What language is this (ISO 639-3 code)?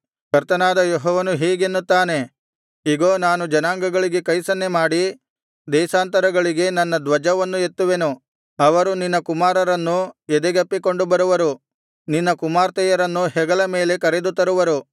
kan